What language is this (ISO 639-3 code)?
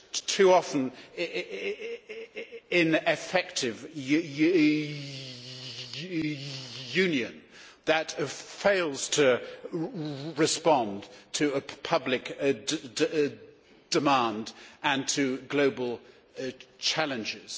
eng